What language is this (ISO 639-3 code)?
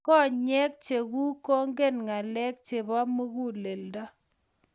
kln